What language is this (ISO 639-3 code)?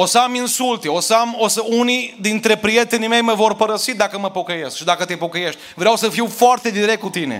ron